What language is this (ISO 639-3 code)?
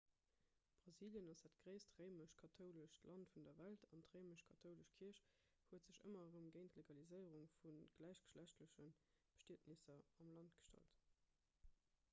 ltz